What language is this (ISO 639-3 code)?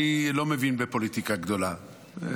heb